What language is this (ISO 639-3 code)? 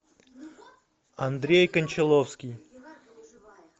rus